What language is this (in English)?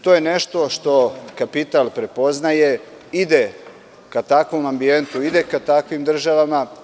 Serbian